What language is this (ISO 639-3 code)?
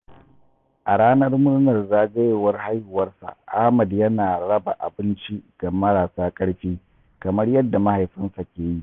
hau